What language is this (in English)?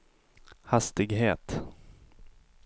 Swedish